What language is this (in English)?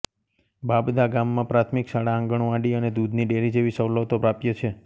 Gujarati